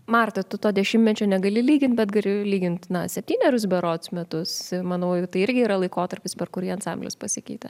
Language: Lithuanian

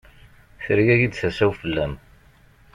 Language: Kabyle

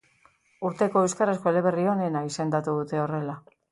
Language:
Basque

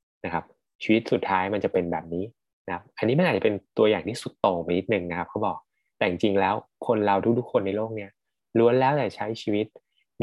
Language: Thai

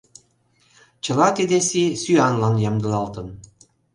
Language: Mari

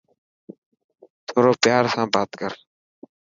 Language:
Dhatki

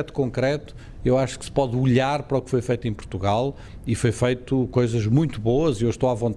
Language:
Portuguese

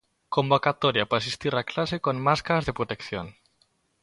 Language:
Galician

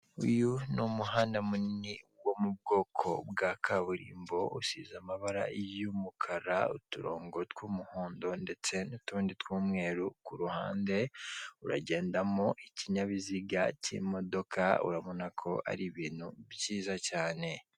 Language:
Kinyarwanda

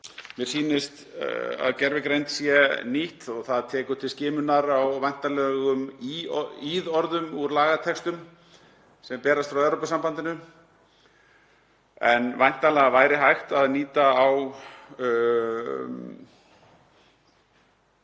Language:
Icelandic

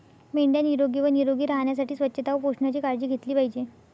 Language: Marathi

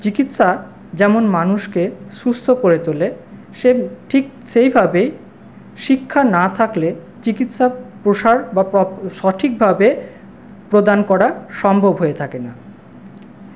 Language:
Bangla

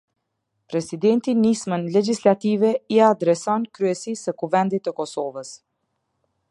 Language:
Albanian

